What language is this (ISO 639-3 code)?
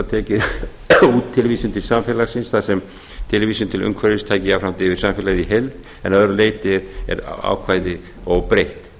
isl